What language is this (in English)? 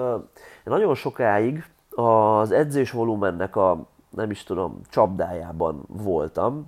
Hungarian